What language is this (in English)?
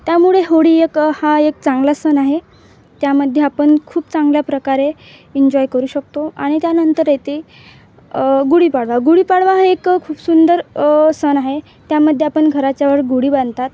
Marathi